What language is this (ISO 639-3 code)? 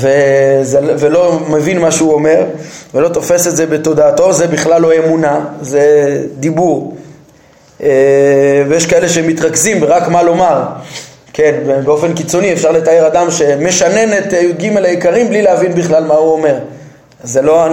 heb